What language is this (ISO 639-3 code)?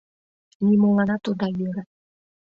chm